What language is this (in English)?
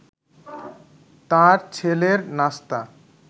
Bangla